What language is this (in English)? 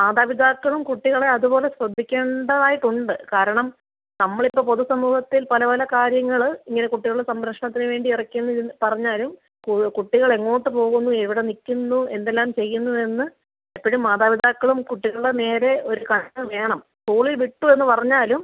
Malayalam